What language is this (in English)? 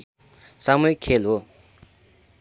Nepali